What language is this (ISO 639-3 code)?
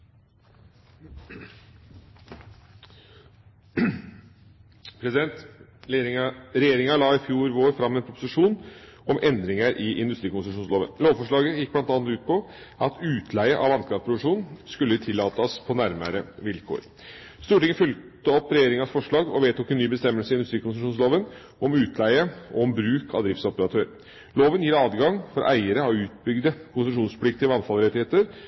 nor